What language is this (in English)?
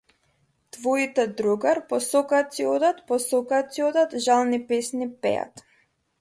Macedonian